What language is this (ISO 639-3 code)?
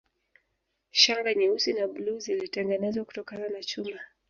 swa